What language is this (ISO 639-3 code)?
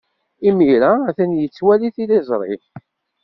kab